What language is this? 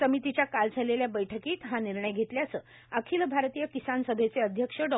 Marathi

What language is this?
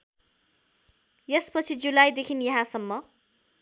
Nepali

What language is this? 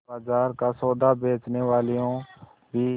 Hindi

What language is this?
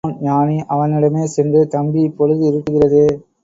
Tamil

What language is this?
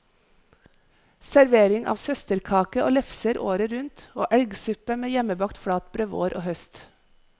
Norwegian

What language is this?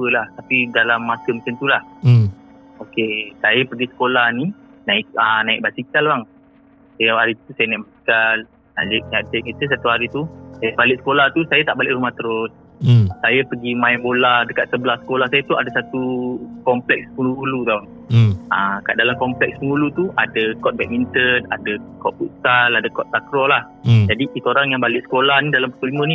Malay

